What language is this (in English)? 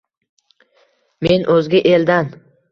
Uzbek